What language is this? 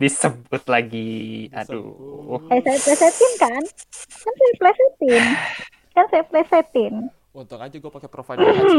Indonesian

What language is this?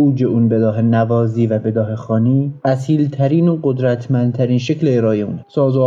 Persian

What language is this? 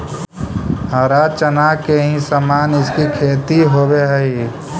Magahi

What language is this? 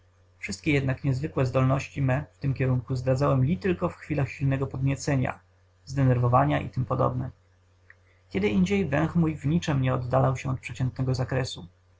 Polish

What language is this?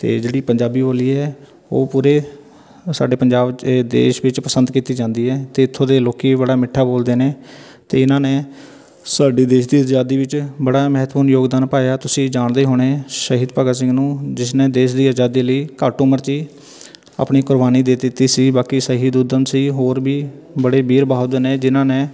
Punjabi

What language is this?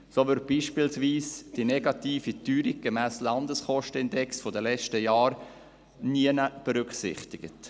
Swiss German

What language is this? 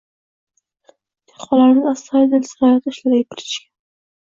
Uzbek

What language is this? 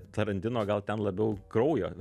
Lithuanian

